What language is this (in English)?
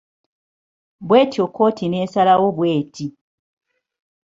Ganda